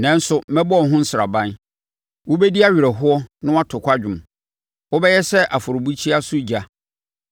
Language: Akan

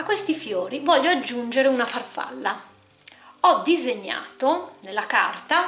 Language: Italian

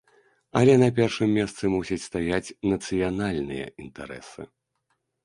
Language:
Belarusian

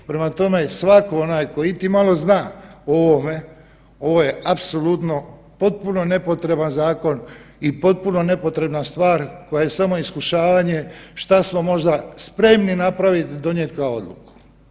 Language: Croatian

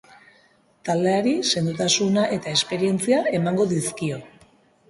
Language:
Basque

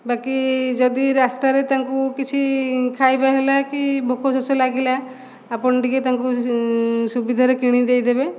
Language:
Odia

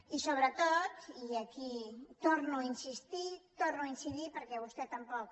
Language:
Catalan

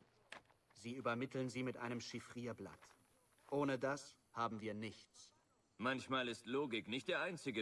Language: German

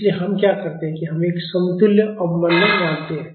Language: Hindi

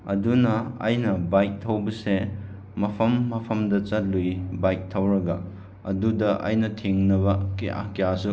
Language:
Manipuri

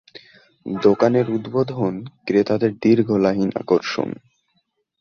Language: Bangla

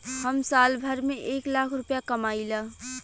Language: Bhojpuri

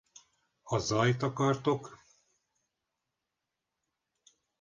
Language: Hungarian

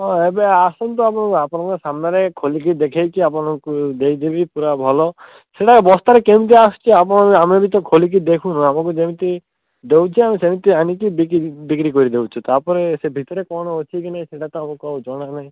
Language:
Odia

